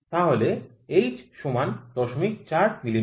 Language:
Bangla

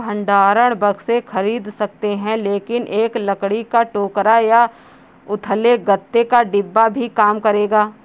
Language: Hindi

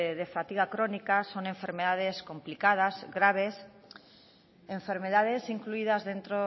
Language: Spanish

